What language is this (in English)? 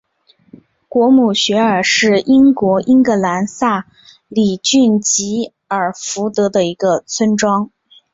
Chinese